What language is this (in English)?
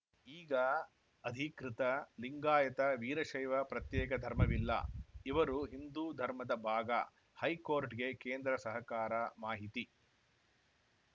Kannada